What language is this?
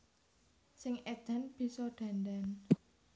Javanese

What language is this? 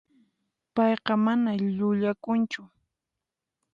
Puno Quechua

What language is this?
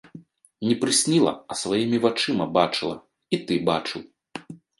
Belarusian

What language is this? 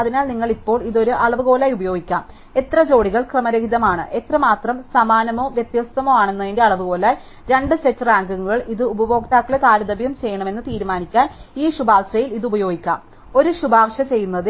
Malayalam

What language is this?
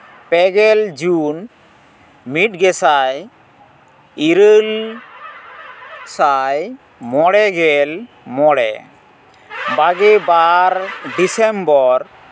Santali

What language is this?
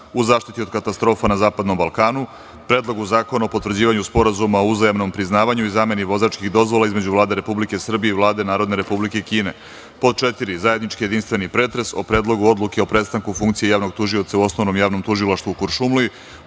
Serbian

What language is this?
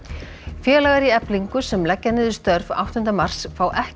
Icelandic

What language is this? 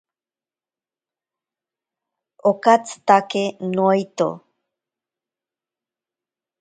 Ashéninka Perené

